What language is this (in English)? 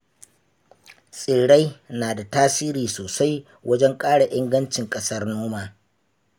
Hausa